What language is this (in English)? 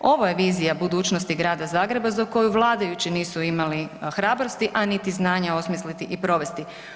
Croatian